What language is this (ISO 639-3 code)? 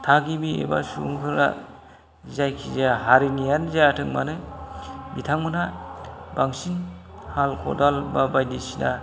brx